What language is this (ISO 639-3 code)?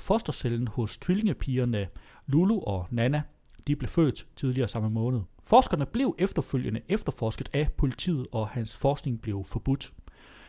dan